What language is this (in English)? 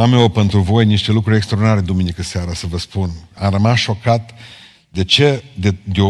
Romanian